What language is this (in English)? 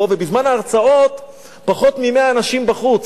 Hebrew